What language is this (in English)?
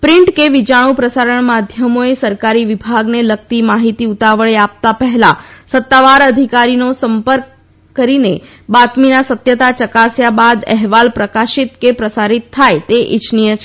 Gujarati